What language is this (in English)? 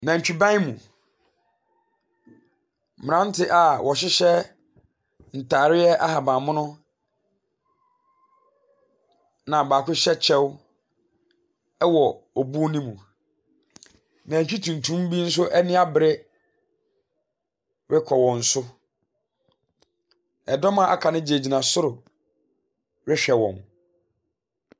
Akan